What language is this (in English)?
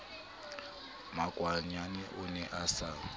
Southern Sotho